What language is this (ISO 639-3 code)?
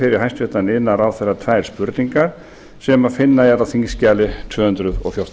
isl